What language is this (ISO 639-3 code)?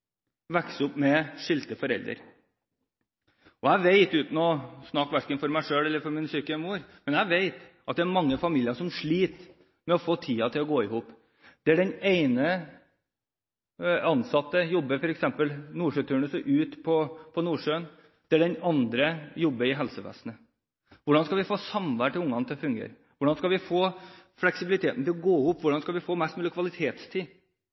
nob